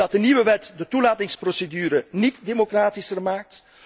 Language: Dutch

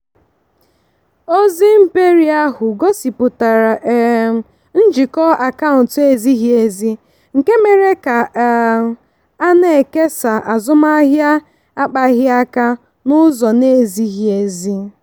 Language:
Igbo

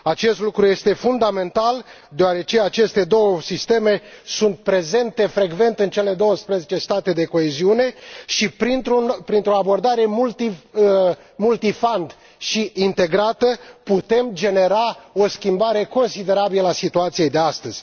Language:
Romanian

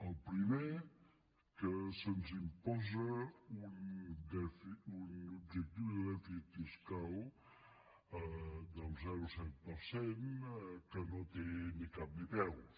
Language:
Catalan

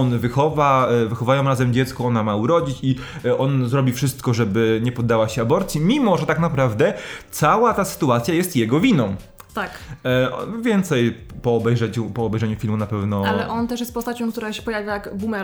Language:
Polish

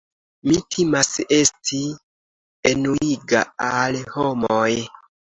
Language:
Esperanto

